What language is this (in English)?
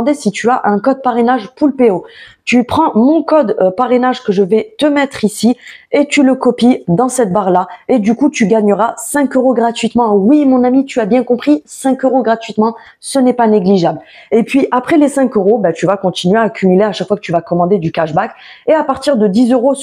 French